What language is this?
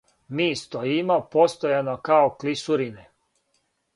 Serbian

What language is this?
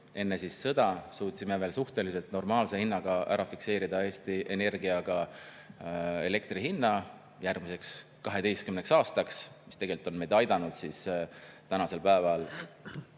Estonian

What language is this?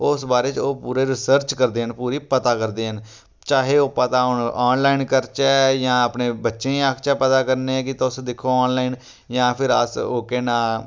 Dogri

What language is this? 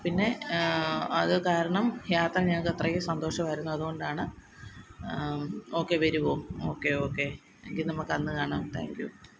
Malayalam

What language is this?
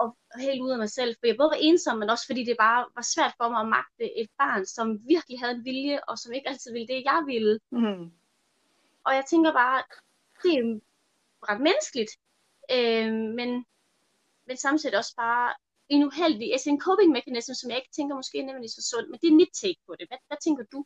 Danish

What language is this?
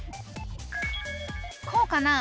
Japanese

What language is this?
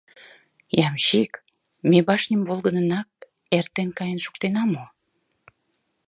Mari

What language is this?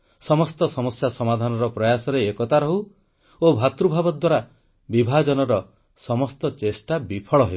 Odia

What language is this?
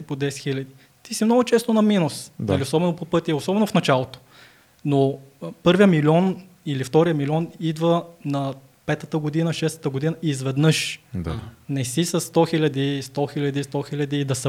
Bulgarian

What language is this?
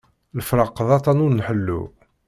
Kabyle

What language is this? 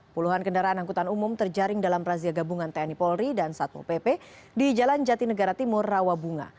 Indonesian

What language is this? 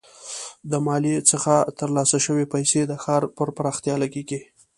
Pashto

